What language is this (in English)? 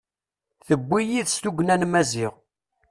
Kabyle